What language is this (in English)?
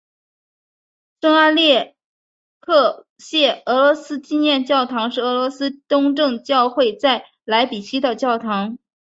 Chinese